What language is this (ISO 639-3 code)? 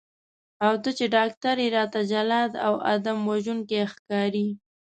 pus